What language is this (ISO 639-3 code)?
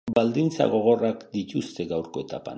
eus